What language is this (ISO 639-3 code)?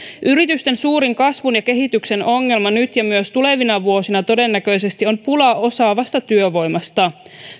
fin